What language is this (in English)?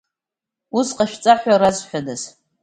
Abkhazian